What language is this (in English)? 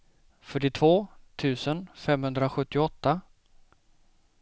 Swedish